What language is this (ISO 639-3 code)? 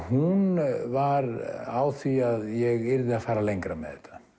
isl